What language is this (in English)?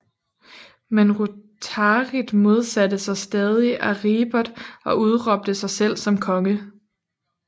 Danish